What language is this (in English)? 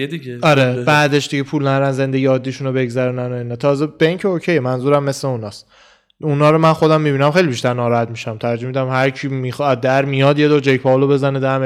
Persian